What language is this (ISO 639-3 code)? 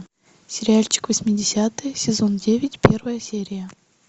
rus